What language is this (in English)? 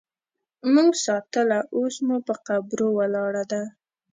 Pashto